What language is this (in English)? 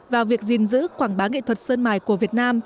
Vietnamese